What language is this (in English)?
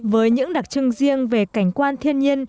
Vietnamese